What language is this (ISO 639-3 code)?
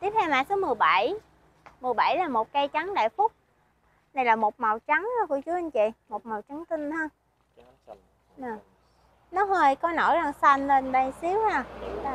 vie